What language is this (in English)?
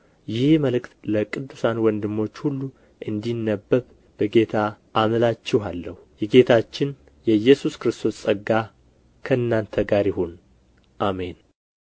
Amharic